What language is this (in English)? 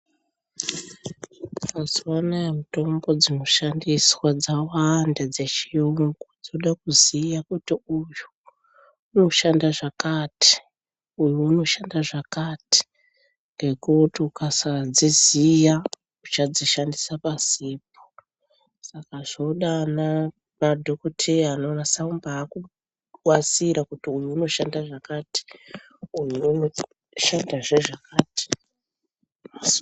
Ndau